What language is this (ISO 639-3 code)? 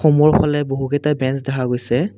asm